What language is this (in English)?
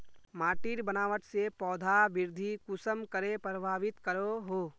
Magahi